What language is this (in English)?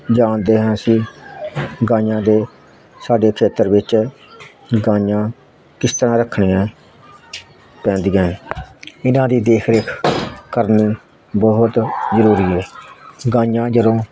Punjabi